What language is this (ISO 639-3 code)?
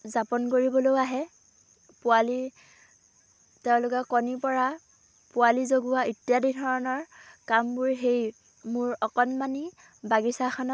asm